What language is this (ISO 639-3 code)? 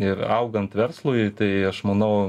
lit